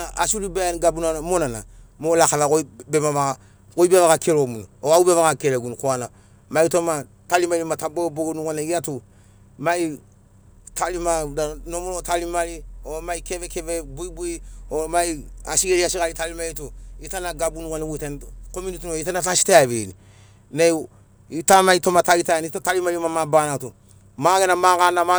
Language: Sinaugoro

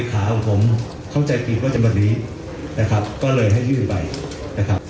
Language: Thai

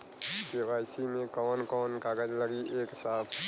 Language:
Bhojpuri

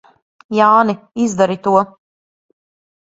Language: Latvian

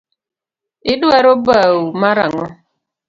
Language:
Luo (Kenya and Tanzania)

